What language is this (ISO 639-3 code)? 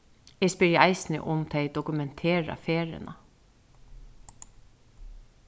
fao